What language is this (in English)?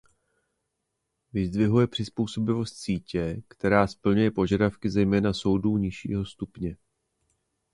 Czech